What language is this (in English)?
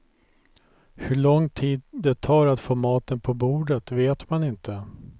Swedish